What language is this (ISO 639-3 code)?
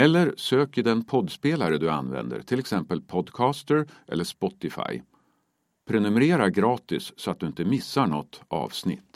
swe